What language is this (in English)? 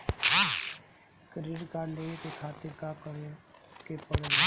Bhojpuri